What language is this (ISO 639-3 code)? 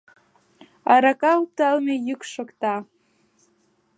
chm